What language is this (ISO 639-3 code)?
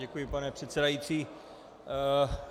ces